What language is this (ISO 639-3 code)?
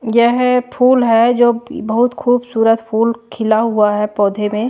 hin